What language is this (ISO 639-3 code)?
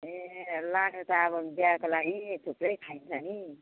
nep